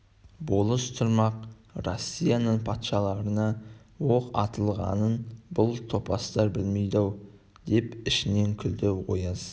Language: Kazakh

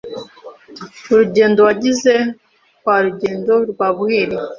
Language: Kinyarwanda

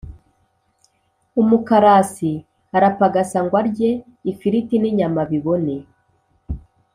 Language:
Kinyarwanda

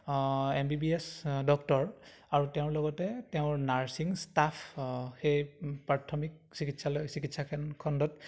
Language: Assamese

